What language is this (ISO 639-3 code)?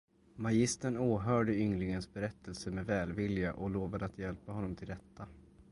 swe